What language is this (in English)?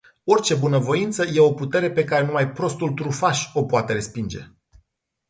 Romanian